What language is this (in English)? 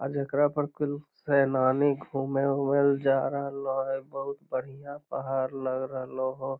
Magahi